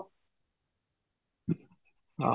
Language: Odia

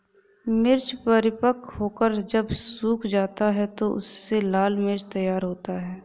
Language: Hindi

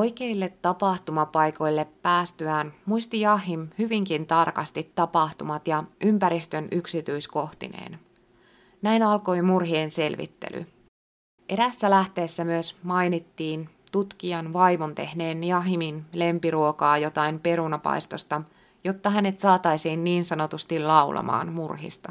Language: Finnish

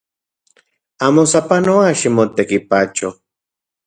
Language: Central Puebla Nahuatl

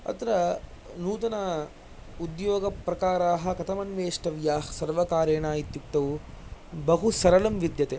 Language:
Sanskrit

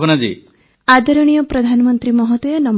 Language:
Odia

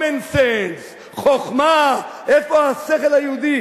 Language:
Hebrew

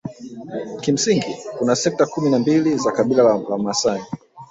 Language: Swahili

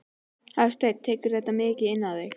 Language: Icelandic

